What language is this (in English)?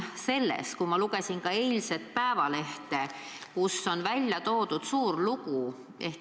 Estonian